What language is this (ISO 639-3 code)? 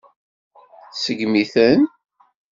kab